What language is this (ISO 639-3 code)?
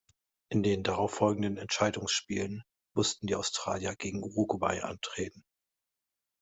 deu